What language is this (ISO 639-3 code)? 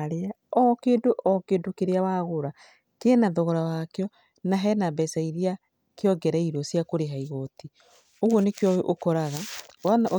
kik